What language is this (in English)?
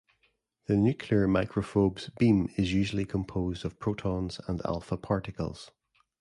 English